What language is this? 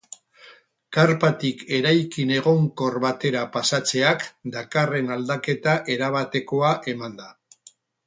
Basque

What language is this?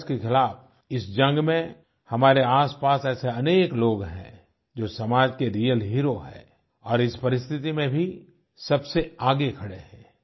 Hindi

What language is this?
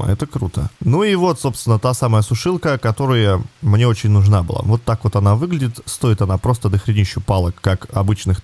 Russian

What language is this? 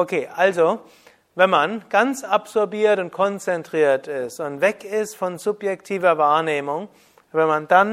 German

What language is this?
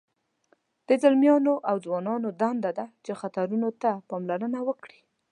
Pashto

